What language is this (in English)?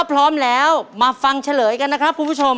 Thai